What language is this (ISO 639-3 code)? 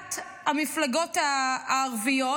heb